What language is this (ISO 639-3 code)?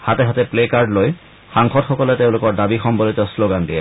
asm